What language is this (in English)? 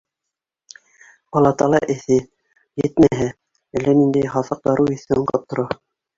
Bashkir